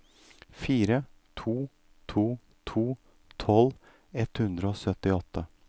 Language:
Norwegian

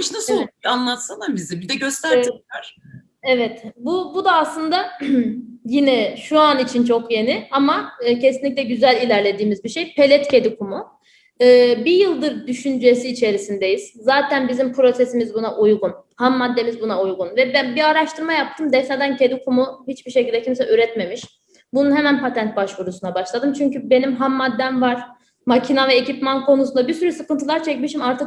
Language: Turkish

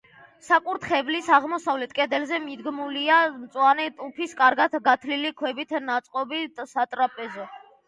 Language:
Georgian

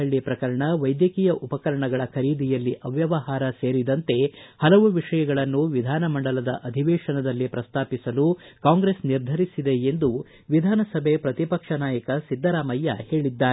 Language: Kannada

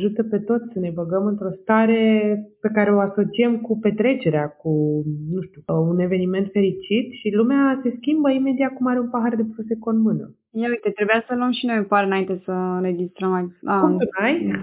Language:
Romanian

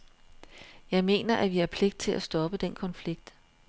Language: Danish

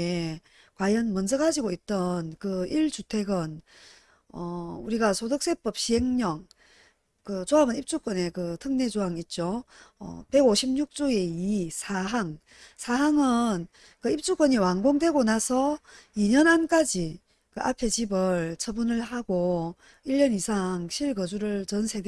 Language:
Korean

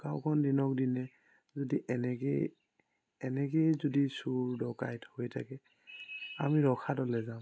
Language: Assamese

